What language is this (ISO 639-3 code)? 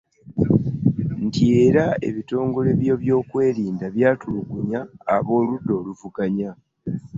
lug